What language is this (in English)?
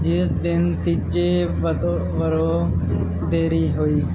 Punjabi